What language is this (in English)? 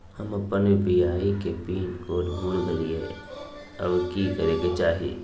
Magahi